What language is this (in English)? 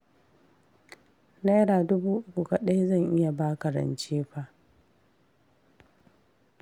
Hausa